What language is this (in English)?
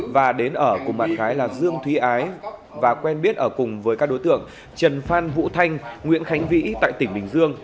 Vietnamese